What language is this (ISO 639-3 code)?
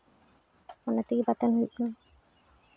sat